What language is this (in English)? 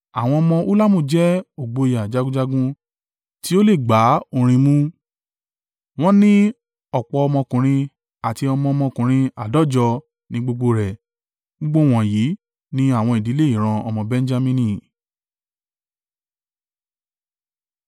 Yoruba